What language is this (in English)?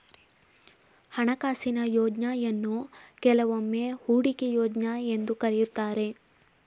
Kannada